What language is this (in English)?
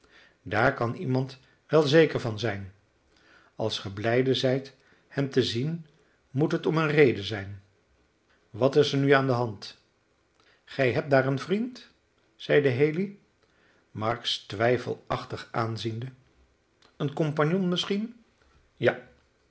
Dutch